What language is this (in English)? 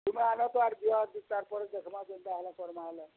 Odia